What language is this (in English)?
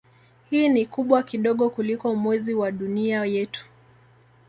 Swahili